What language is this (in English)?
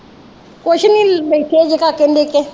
Punjabi